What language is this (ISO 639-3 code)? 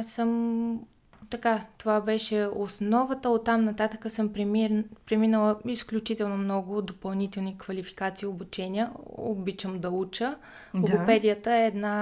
bul